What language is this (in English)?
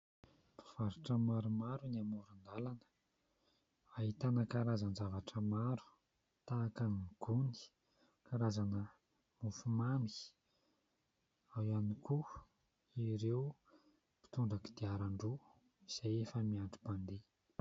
Malagasy